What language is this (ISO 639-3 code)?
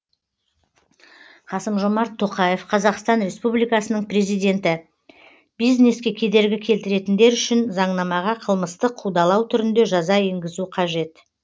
kaz